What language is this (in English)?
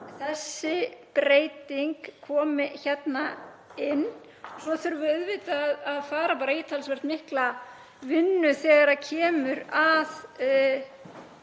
Icelandic